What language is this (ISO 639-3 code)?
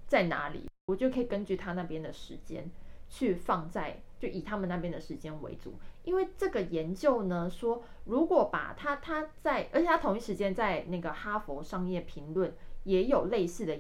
zho